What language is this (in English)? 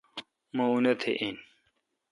Kalkoti